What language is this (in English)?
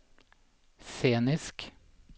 Norwegian